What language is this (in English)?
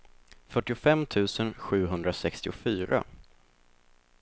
Swedish